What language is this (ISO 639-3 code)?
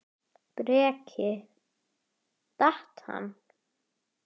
isl